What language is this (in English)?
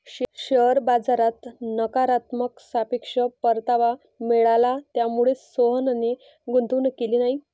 Marathi